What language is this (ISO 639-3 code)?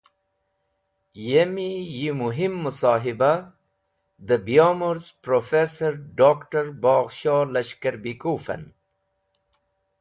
wbl